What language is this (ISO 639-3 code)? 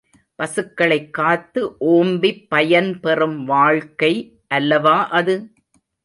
tam